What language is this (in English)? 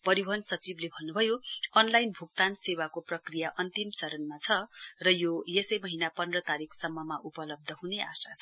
Nepali